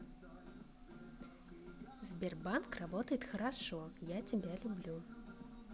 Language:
Russian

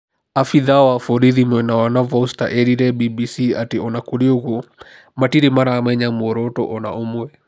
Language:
Kikuyu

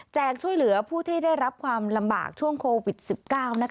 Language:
Thai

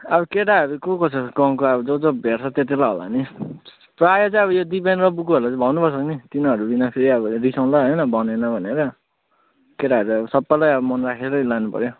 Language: Nepali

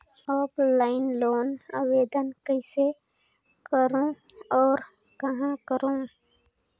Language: Chhattisgarhi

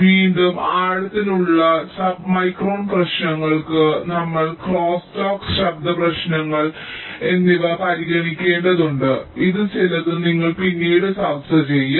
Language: Malayalam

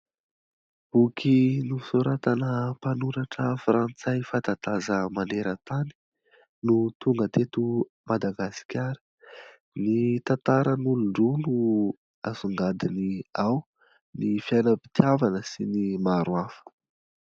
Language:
Malagasy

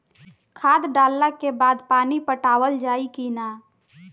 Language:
Bhojpuri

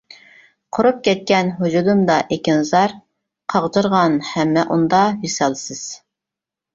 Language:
Uyghur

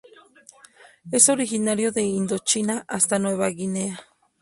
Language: Spanish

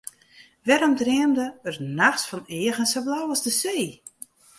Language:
Western Frisian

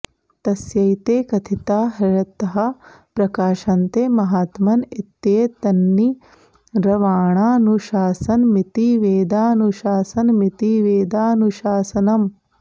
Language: Sanskrit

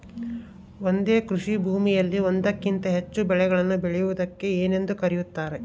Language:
Kannada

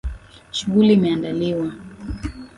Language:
Swahili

